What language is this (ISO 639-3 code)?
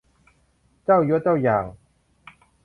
tha